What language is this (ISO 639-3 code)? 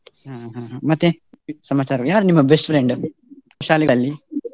kan